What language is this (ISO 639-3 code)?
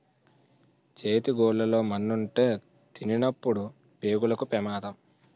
tel